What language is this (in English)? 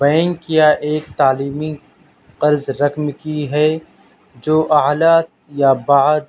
Urdu